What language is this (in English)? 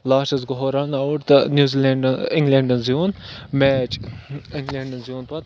Kashmiri